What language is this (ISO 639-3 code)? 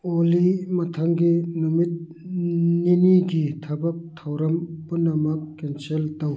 mni